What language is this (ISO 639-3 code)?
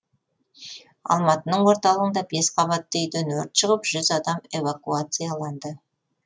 kaz